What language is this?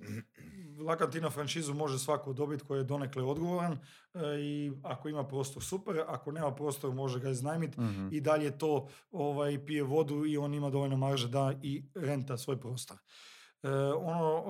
Croatian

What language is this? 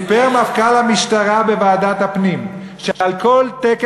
Hebrew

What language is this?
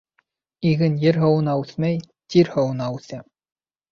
Bashkir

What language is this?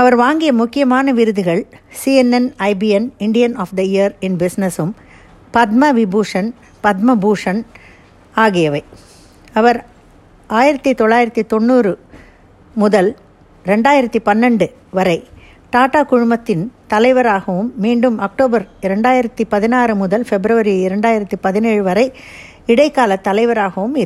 Tamil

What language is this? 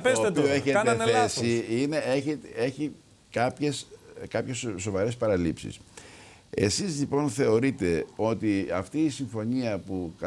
Greek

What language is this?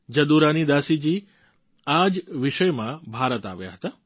Gujarati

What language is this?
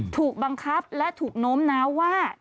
Thai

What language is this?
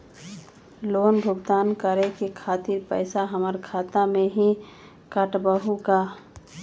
Magahi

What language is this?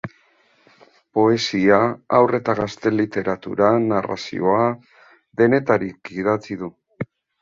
Basque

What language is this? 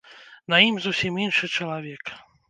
Belarusian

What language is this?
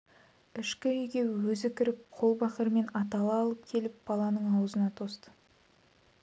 Kazakh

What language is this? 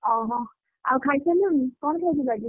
Odia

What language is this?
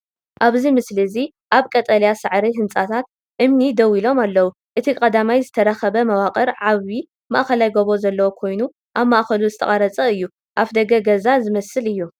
Tigrinya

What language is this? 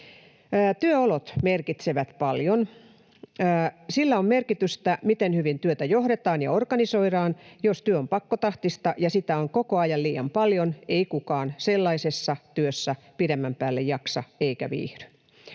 Finnish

